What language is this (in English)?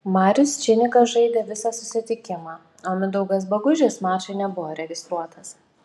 Lithuanian